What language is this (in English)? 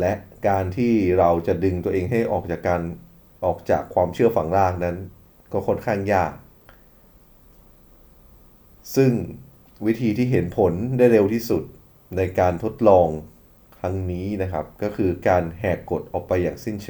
Thai